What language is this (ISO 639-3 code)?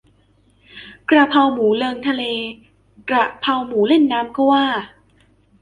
tha